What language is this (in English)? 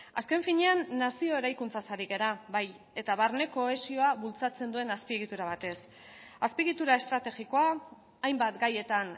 Basque